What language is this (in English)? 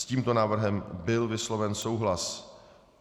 Czech